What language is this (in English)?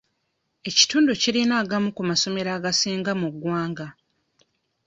Ganda